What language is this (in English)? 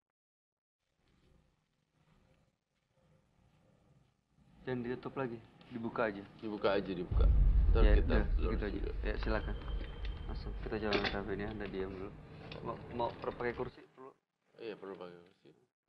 Indonesian